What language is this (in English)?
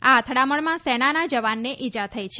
Gujarati